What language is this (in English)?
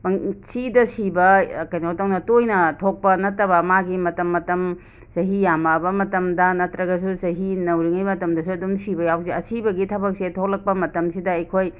Manipuri